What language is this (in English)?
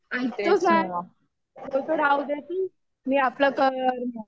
Marathi